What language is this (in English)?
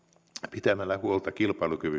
Finnish